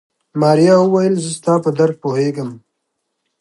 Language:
Pashto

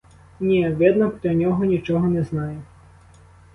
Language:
Ukrainian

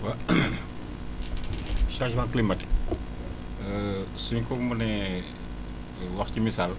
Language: Wolof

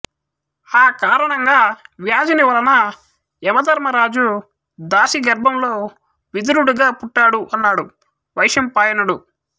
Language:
Telugu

